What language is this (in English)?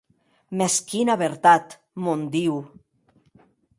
Occitan